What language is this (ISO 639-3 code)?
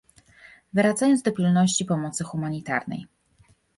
pol